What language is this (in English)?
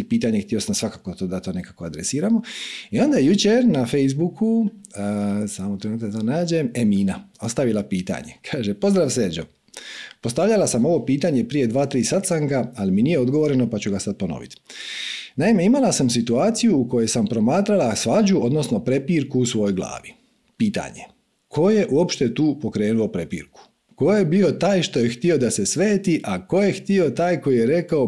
Croatian